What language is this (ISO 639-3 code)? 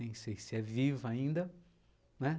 por